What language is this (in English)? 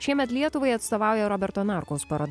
Lithuanian